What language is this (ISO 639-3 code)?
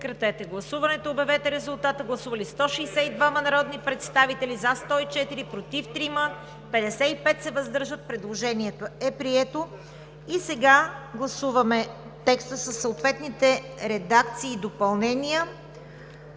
bul